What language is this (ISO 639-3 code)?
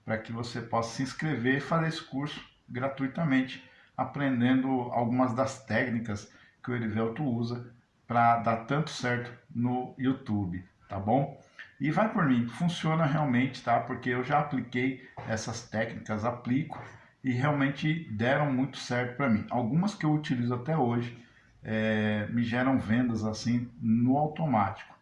por